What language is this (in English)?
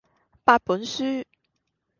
Cantonese